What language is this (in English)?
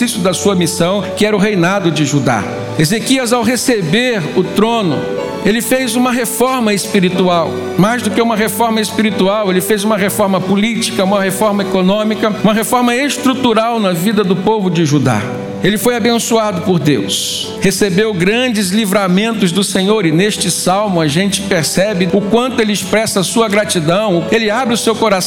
Portuguese